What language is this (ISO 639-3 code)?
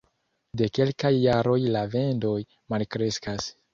epo